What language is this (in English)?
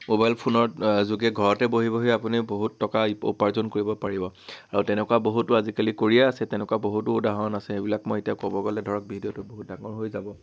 Assamese